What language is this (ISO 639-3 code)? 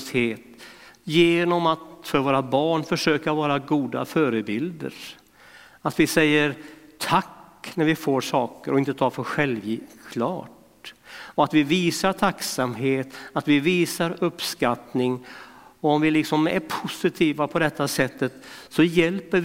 swe